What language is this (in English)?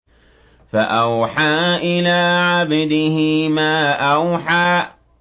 Arabic